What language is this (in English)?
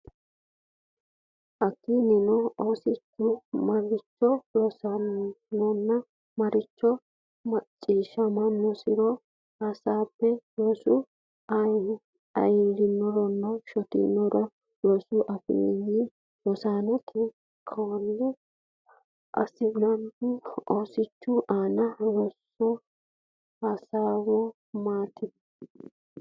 Sidamo